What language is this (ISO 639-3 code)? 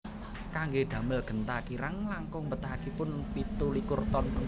jav